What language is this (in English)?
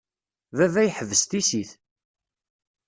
Kabyle